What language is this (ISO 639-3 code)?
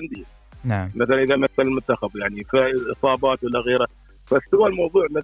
ara